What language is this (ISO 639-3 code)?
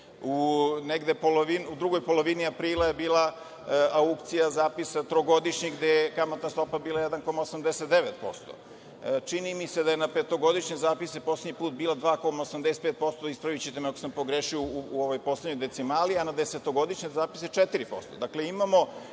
srp